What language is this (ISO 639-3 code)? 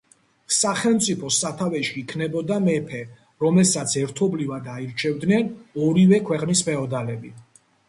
kat